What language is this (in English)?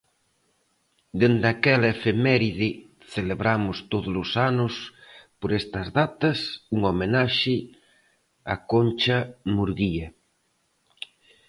Galician